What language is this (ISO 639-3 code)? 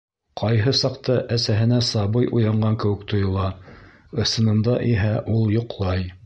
bak